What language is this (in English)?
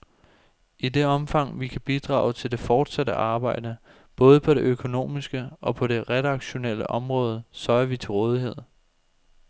Danish